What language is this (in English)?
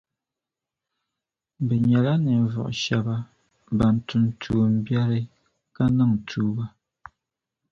Dagbani